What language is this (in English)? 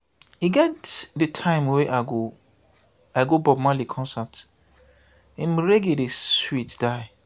Nigerian Pidgin